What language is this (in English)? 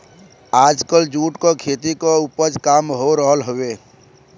Bhojpuri